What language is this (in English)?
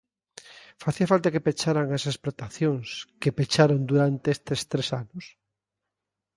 Galician